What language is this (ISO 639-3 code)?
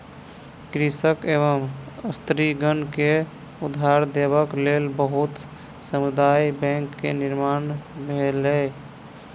mai